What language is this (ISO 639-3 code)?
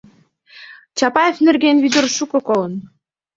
chm